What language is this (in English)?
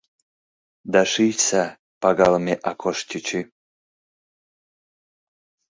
Mari